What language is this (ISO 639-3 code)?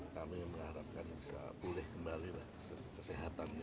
ind